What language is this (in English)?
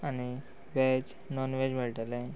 Konkani